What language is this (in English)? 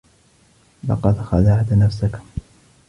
Arabic